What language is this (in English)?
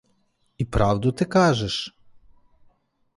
Ukrainian